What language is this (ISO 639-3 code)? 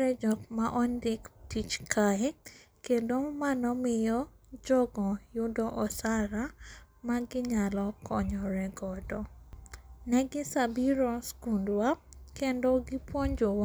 luo